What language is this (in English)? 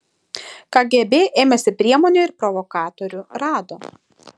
Lithuanian